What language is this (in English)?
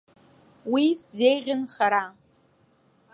Abkhazian